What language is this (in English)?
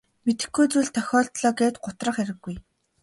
Mongolian